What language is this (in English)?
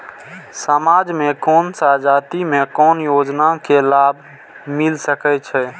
Maithili